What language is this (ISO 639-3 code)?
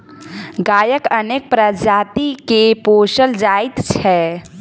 mai